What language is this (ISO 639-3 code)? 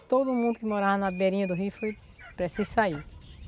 por